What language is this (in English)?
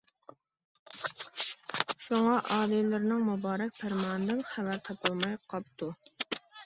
Uyghur